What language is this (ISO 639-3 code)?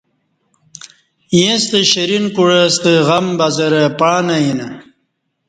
bsh